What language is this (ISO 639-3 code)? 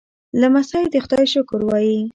pus